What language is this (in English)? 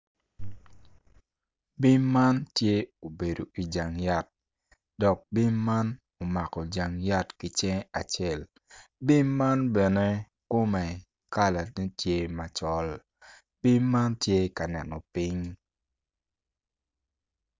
Acoli